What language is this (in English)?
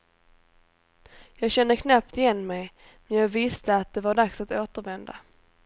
Swedish